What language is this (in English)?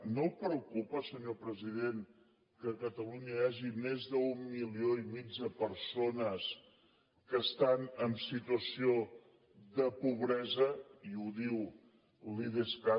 Catalan